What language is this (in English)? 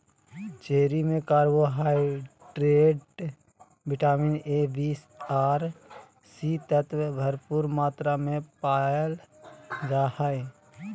Magahi